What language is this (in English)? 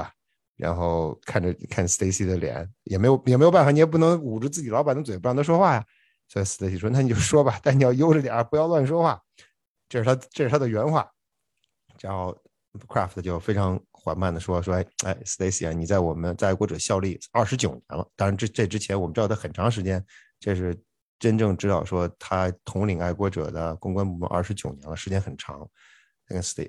Chinese